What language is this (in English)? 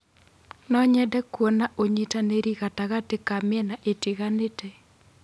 Kikuyu